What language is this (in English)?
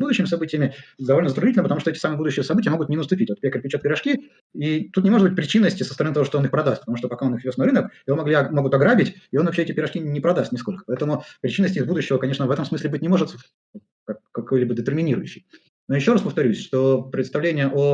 Russian